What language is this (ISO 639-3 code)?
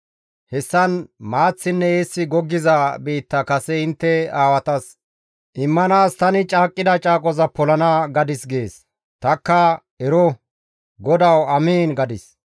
gmv